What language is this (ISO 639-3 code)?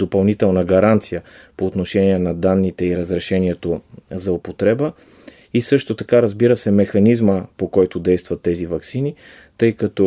bul